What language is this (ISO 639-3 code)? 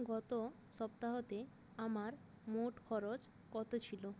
ben